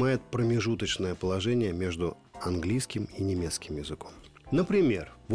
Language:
Russian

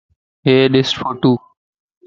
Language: Lasi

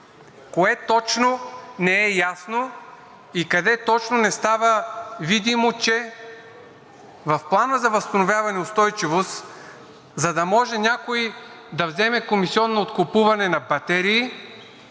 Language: Bulgarian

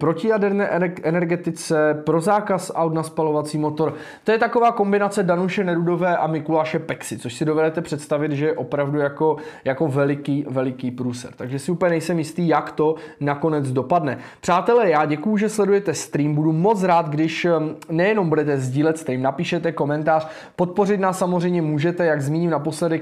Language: Czech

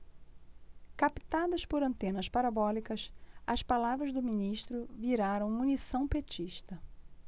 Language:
Portuguese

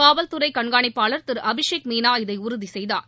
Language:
Tamil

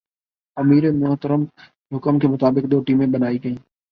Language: Urdu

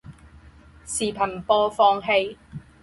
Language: Chinese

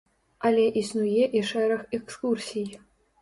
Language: Belarusian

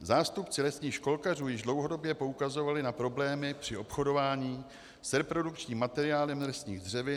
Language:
Czech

